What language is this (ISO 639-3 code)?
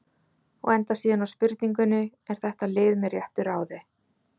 isl